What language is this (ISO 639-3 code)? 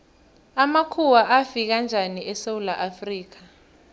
nbl